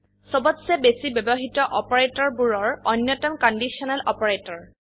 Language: Assamese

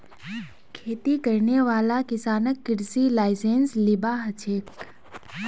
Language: Magahi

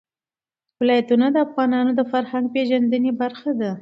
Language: Pashto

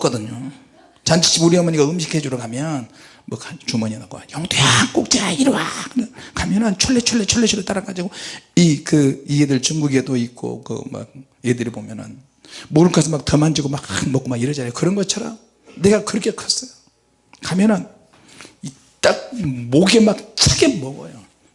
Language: Korean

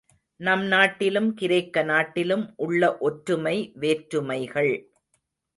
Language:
Tamil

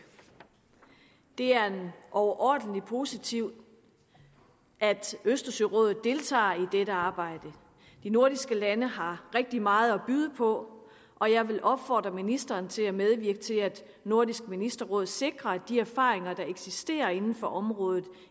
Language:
Danish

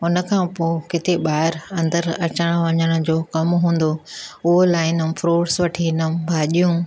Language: Sindhi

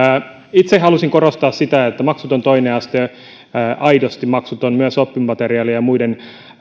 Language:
Finnish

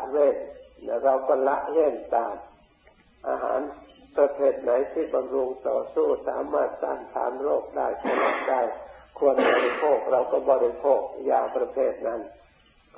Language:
Thai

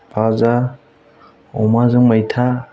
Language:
Bodo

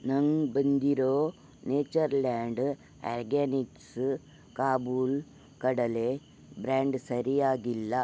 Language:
Kannada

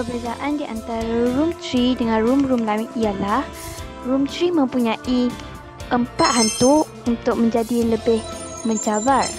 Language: Malay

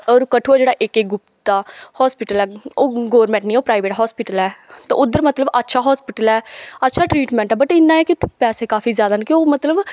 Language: Dogri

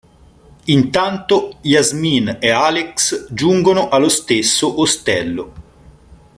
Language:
Italian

